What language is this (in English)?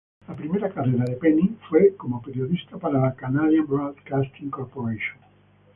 Spanish